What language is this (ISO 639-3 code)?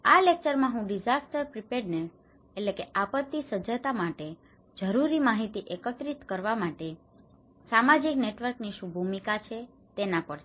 guj